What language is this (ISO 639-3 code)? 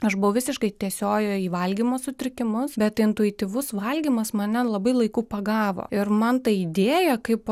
lit